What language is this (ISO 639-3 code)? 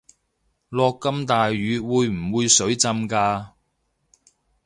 yue